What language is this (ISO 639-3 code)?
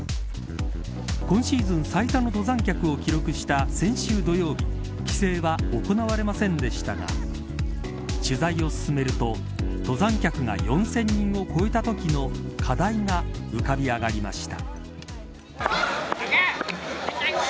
jpn